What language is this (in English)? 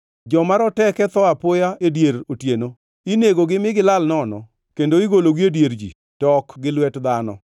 Luo (Kenya and Tanzania)